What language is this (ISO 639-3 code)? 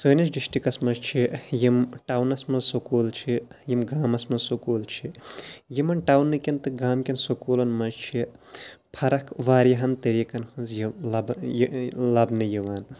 kas